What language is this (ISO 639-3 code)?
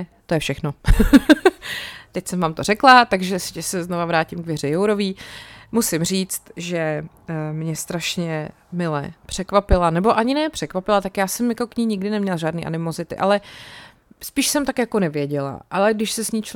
ces